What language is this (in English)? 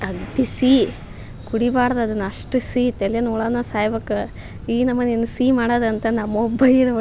Kannada